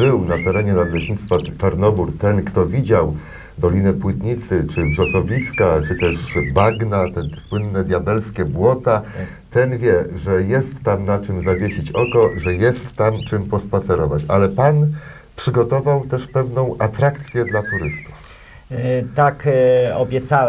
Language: Polish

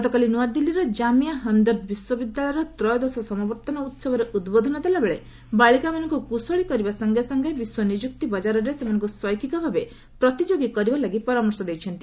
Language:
Odia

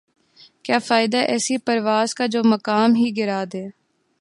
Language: Urdu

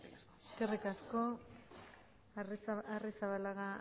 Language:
Basque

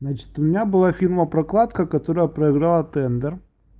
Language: Russian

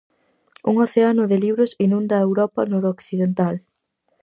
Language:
Galician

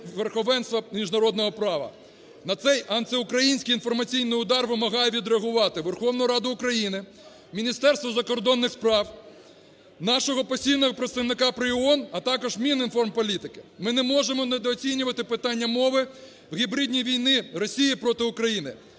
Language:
Ukrainian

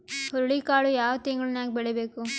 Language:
Kannada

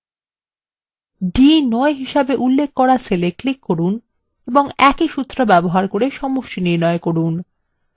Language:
Bangla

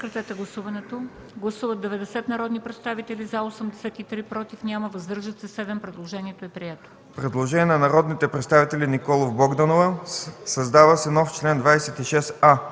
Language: Bulgarian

